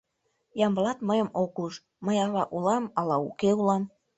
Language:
Mari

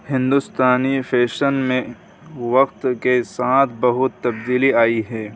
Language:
Urdu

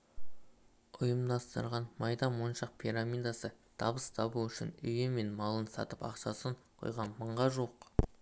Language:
Kazakh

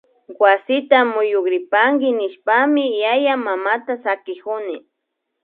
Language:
Imbabura Highland Quichua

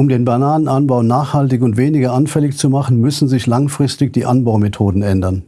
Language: German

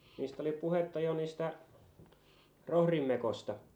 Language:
Finnish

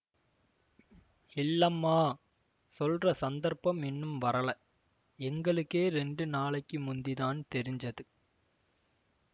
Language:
Tamil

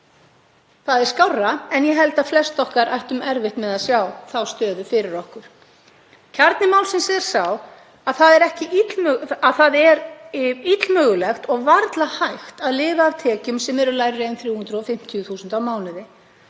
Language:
Icelandic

